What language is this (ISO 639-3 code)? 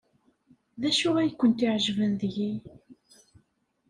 kab